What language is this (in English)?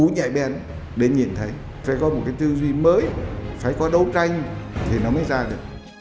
Vietnamese